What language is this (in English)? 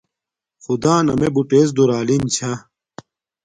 Domaaki